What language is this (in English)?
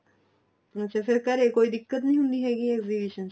Punjabi